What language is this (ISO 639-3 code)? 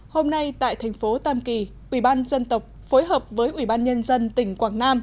vie